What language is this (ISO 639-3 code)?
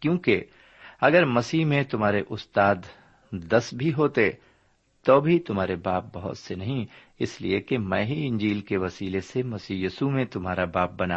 urd